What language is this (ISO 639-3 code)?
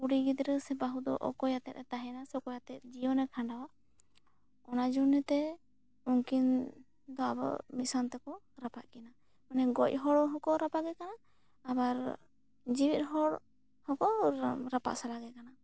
sat